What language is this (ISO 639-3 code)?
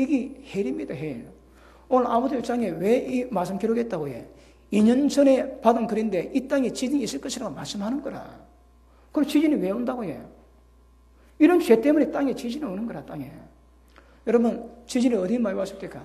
kor